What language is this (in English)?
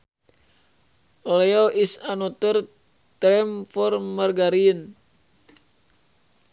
Sundanese